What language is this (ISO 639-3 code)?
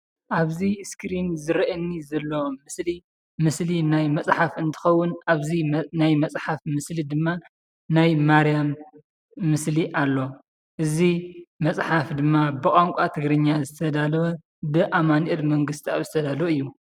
tir